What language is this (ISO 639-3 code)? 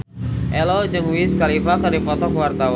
sun